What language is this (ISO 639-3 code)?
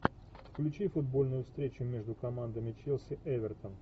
rus